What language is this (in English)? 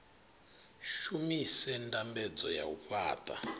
Venda